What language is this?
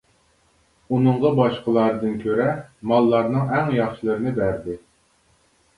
Uyghur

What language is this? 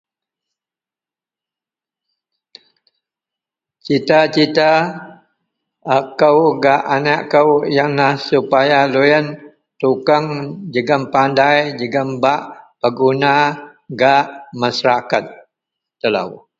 Central Melanau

